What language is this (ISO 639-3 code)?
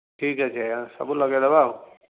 ori